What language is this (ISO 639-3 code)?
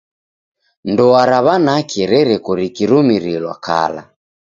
dav